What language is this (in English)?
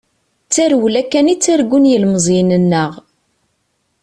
Kabyle